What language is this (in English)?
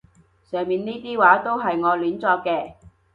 Cantonese